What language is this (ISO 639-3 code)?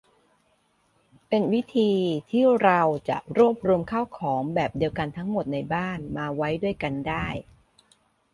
tha